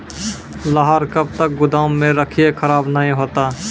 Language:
Maithili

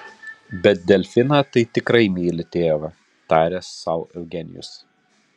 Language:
Lithuanian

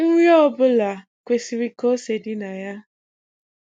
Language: Igbo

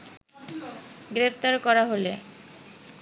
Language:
Bangla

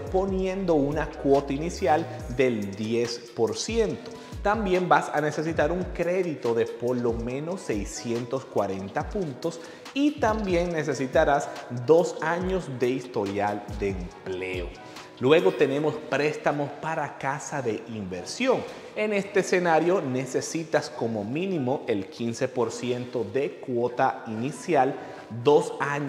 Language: Spanish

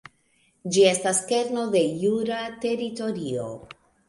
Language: Esperanto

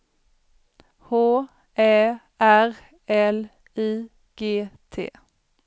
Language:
Swedish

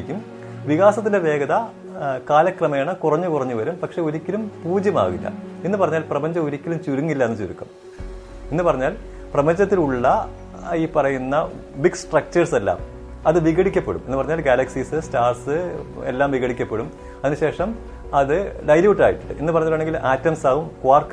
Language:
Malayalam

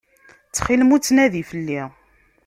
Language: Kabyle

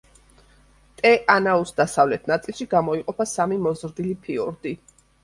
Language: Georgian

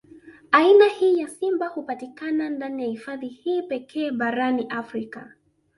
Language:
Swahili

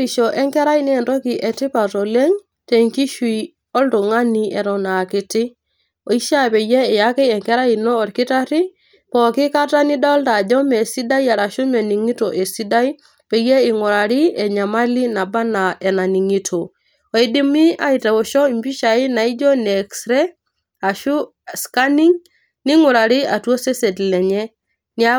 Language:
Masai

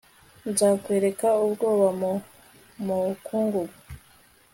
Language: Kinyarwanda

